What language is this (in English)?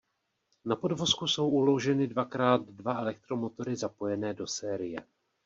Czech